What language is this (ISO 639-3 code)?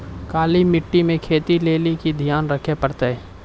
mai